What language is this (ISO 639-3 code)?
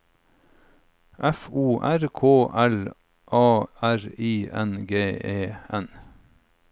nor